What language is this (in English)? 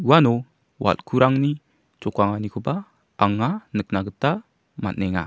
Garo